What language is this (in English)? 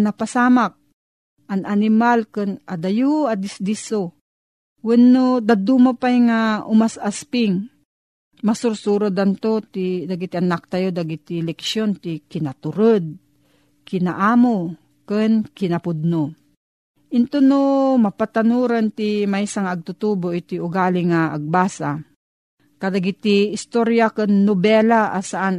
Filipino